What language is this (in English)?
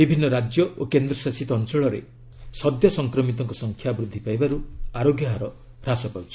Odia